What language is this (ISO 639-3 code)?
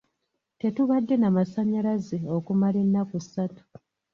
lug